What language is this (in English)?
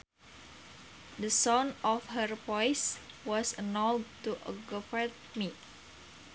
Sundanese